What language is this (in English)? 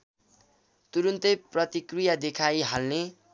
Nepali